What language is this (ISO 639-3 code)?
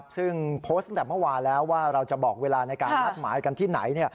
tha